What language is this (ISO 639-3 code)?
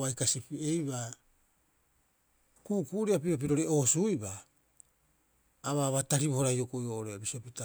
kyx